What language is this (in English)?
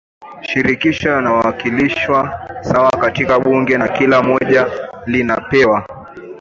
Swahili